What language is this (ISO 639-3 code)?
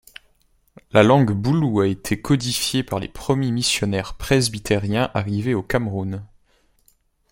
fra